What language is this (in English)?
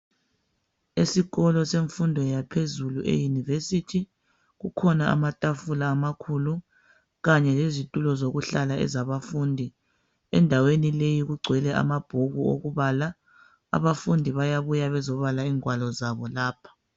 North Ndebele